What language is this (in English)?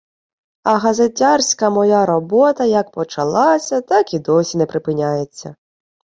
Ukrainian